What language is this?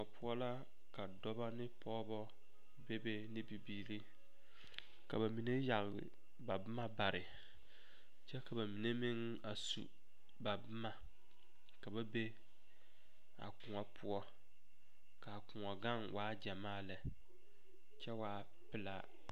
Southern Dagaare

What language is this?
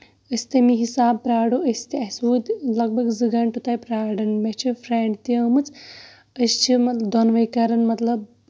Kashmiri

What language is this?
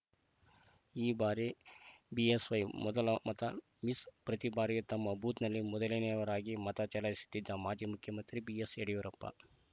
Kannada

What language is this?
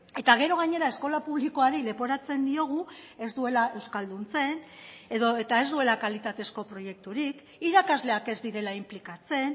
Basque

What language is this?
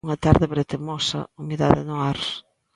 Galician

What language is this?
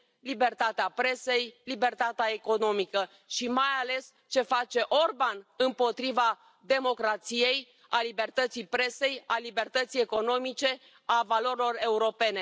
Romanian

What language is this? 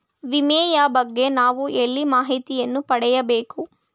Kannada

